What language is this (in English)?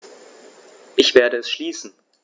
German